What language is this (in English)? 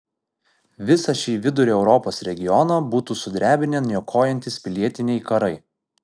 Lithuanian